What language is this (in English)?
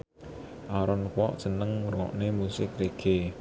Javanese